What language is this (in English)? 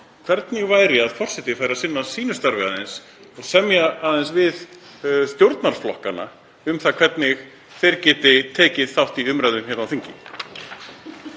Icelandic